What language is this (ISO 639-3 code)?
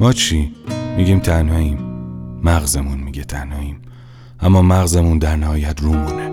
fas